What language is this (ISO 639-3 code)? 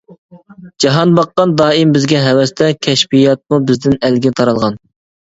uig